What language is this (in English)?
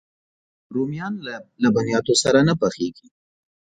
Pashto